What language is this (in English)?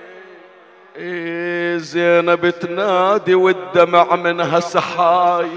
Arabic